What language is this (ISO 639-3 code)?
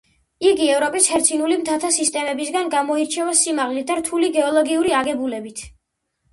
kat